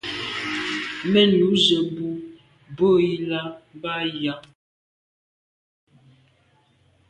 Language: Medumba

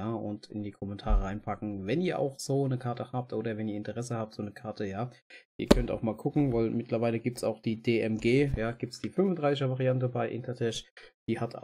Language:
German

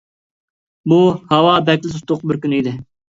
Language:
Uyghur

